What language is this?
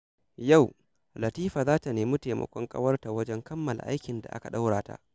Hausa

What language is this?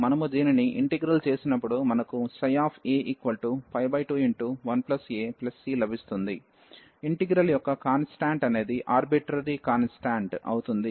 Telugu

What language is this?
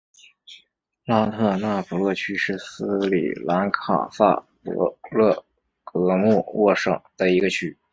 Chinese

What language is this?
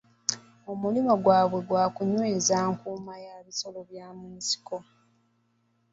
Ganda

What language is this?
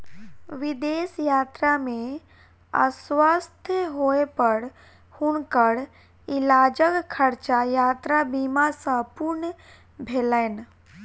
Maithili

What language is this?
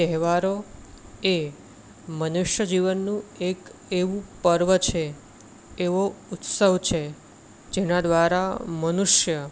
Gujarati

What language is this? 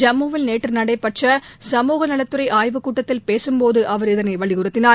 Tamil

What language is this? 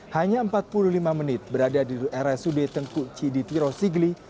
Indonesian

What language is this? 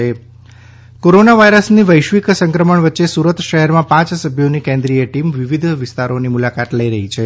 Gujarati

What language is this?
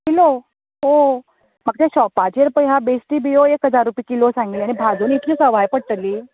Konkani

